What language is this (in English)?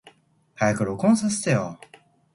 Japanese